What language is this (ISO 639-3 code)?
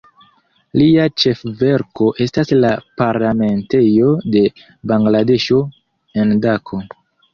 epo